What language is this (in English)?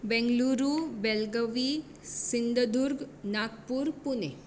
Konkani